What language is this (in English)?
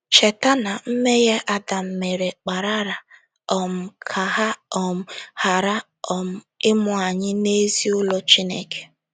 Igbo